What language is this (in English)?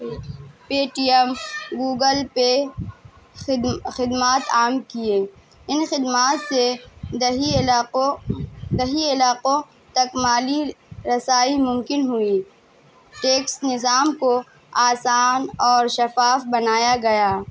Urdu